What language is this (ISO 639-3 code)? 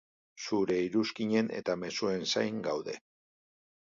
eus